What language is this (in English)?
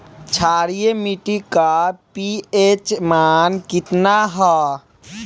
Bhojpuri